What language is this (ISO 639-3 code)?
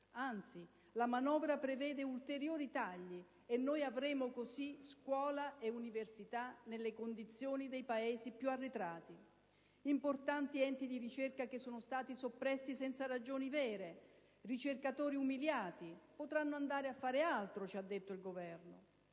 ita